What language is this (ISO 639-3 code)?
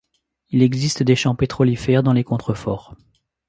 fra